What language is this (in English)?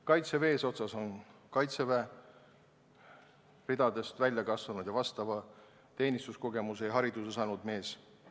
Estonian